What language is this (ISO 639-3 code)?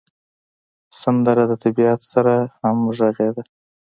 pus